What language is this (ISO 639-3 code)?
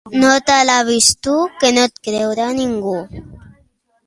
cat